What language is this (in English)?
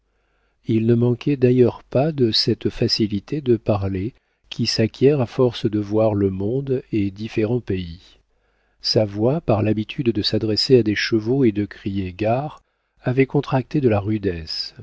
French